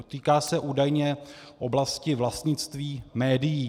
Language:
Czech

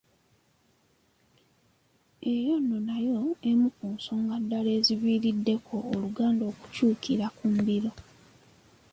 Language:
Ganda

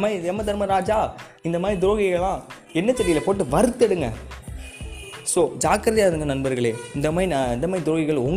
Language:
Tamil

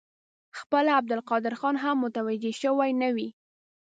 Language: Pashto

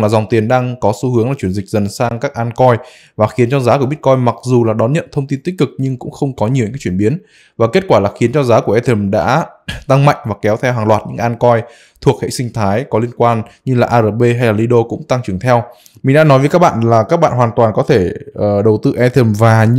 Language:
Vietnamese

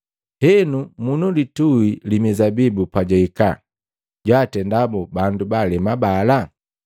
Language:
Matengo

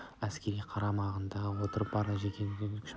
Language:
Kazakh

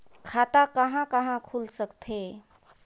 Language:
Chhattisgarhi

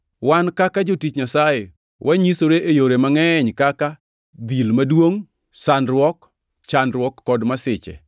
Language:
Luo (Kenya and Tanzania)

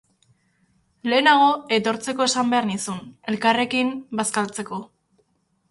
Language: Basque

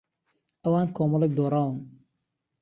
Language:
Central Kurdish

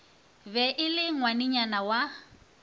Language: Northern Sotho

